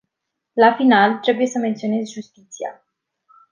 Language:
Romanian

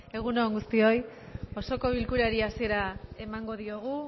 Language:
Basque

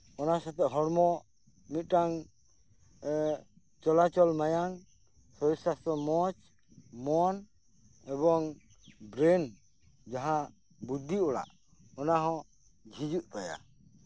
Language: Santali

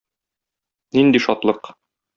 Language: Tatar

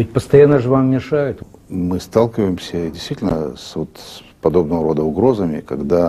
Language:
Russian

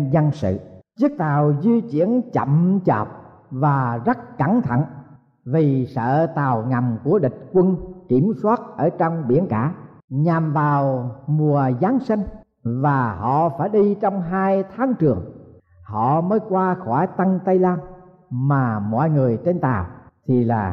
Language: Vietnamese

